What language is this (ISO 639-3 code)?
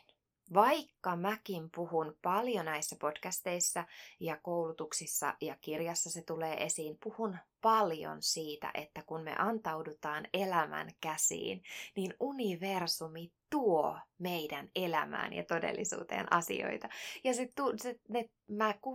fin